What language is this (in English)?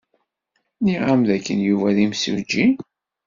Kabyle